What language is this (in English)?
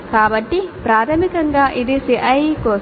Telugu